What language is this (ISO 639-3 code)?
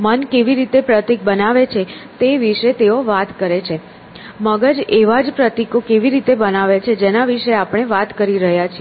guj